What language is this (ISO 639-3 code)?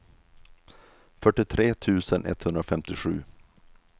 swe